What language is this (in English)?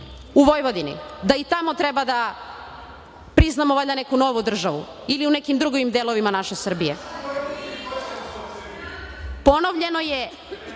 Serbian